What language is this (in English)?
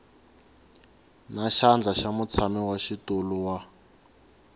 Tsonga